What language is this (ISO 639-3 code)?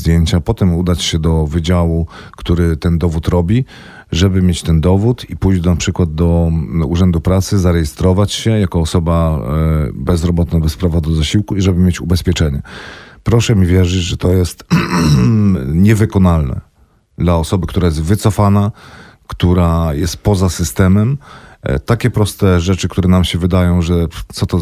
pol